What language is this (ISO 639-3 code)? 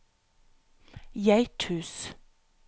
nor